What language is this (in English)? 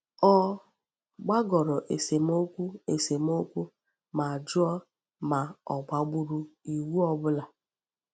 Igbo